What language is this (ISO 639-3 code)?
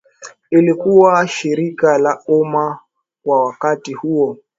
swa